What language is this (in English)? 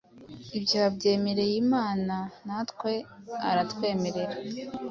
Kinyarwanda